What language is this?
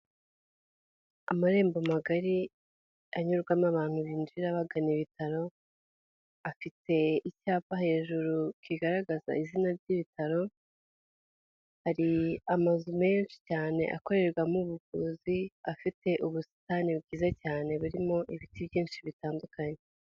Kinyarwanda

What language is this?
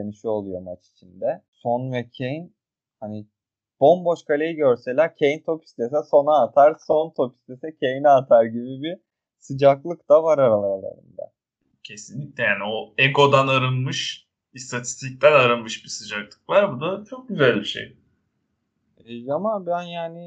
Turkish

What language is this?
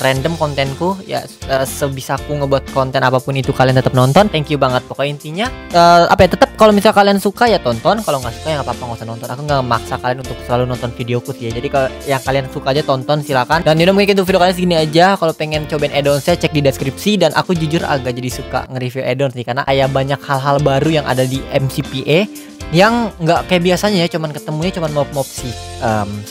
Indonesian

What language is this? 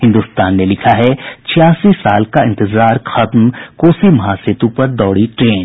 Hindi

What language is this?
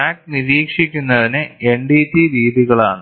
Malayalam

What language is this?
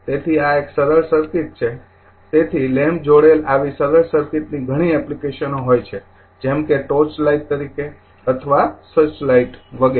Gujarati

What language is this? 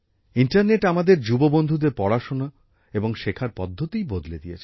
Bangla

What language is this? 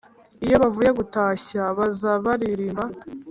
Kinyarwanda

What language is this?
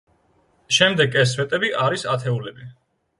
Georgian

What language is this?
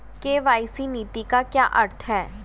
Hindi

